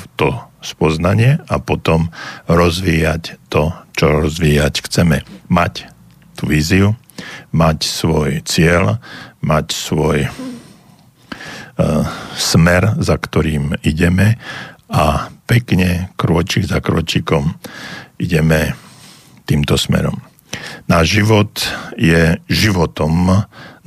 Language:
Slovak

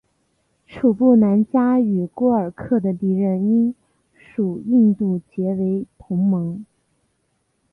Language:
Chinese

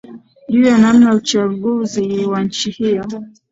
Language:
Swahili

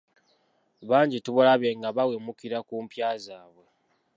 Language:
Ganda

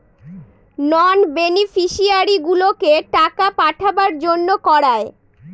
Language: Bangla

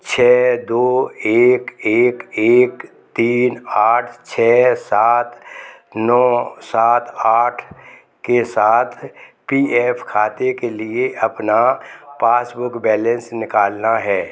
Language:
Hindi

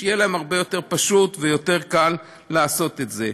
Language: Hebrew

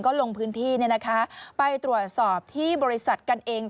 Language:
Thai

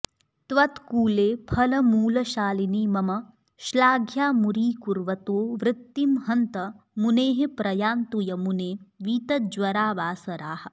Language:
Sanskrit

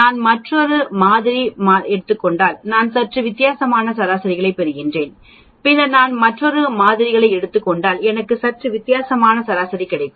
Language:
Tamil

